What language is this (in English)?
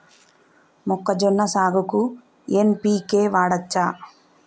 Telugu